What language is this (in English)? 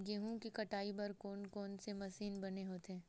Chhattisgarhi